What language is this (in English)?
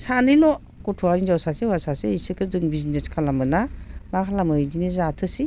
Bodo